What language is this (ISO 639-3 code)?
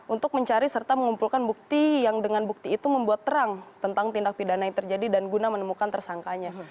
ind